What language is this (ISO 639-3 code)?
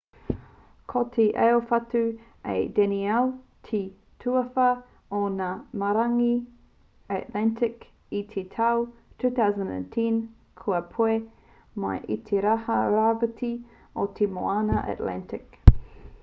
mri